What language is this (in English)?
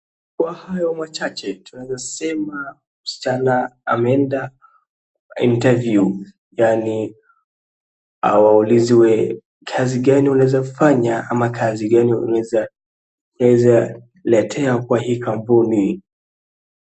Swahili